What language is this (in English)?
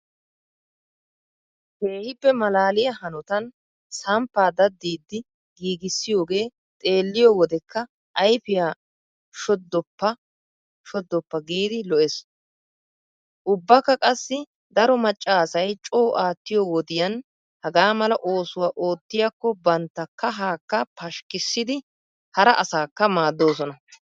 Wolaytta